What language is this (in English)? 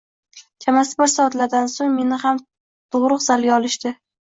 Uzbek